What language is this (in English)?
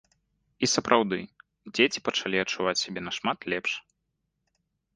Belarusian